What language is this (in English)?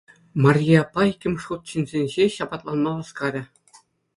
Chuvash